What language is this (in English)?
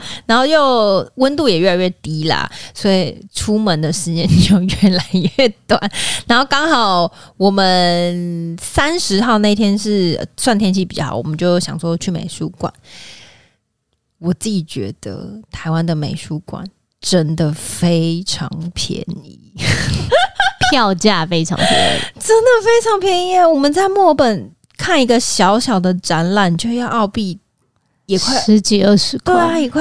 Chinese